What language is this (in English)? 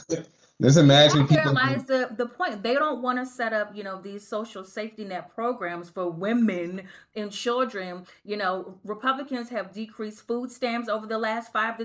English